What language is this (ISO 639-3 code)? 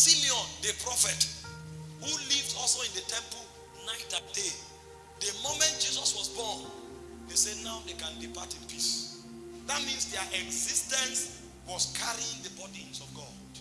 eng